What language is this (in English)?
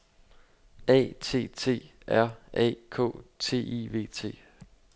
Danish